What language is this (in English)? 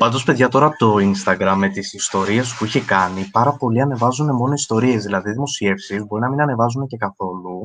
Greek